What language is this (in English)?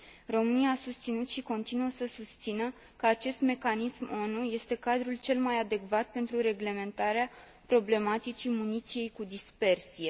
Romanian